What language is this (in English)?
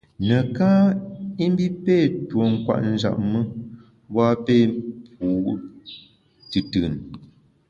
Bamun